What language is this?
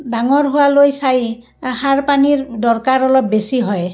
Assamese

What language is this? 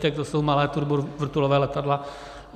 Czech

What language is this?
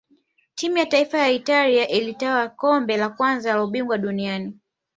Swahili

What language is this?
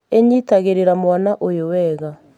Kikuyu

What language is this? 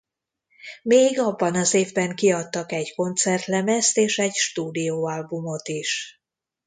Hungarian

